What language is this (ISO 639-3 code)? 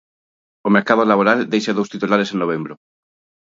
glg